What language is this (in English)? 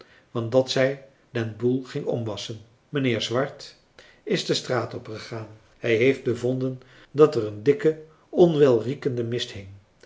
Dutch